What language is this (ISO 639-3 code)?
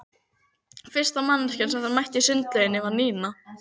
isl